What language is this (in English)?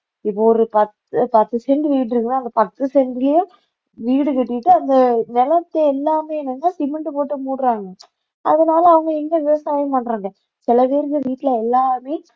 Tamil